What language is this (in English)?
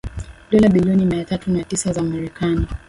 Swahili